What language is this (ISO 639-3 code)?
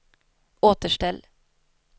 swe